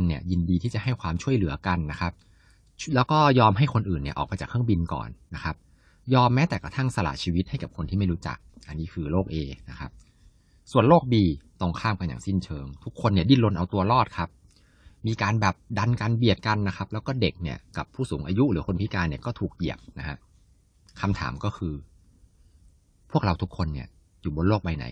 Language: Thai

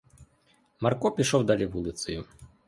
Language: Ukrainian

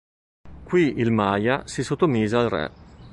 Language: Italian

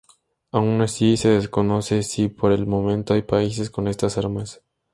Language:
Spanish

